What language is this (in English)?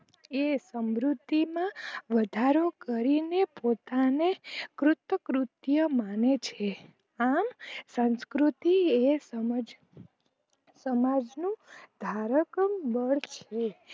Gujarati